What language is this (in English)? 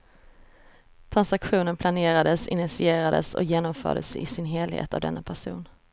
Swedish